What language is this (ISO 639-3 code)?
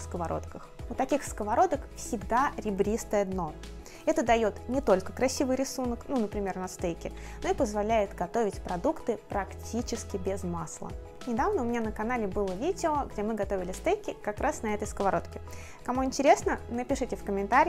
rus